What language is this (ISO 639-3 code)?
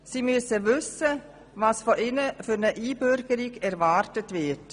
gsw